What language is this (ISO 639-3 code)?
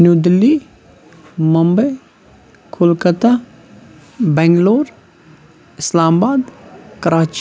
kas